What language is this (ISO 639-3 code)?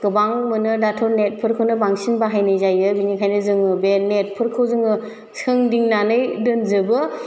brx